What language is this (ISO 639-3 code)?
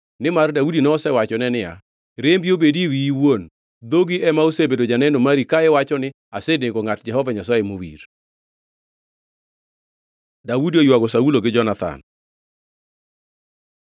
luo